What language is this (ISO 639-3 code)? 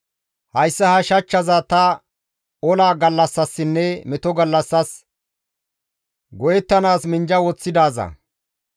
gmv